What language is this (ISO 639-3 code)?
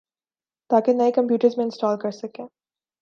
urd